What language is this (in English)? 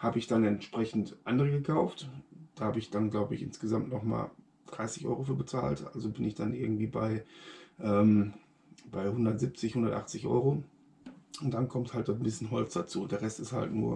German